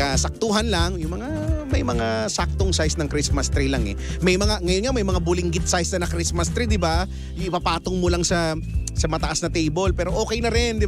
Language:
Filipino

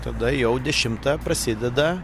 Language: Lithuanian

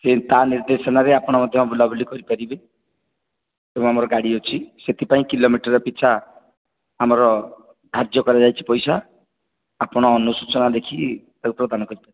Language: Odia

